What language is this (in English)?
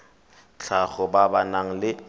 Tswana